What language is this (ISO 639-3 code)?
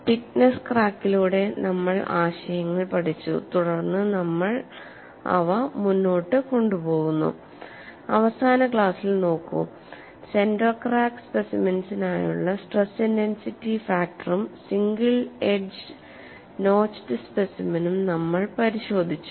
mal